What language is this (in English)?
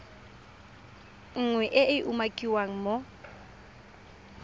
Tswana